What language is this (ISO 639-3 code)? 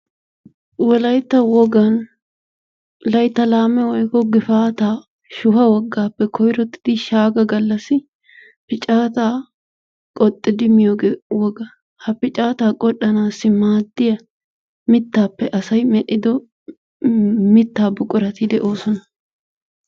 wal